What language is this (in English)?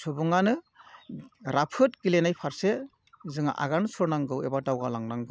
Bodo